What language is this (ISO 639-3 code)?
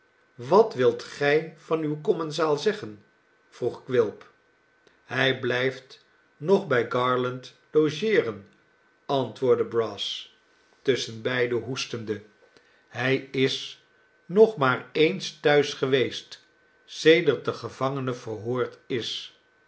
nld